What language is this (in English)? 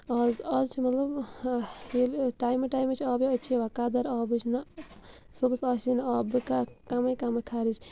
Kashmiri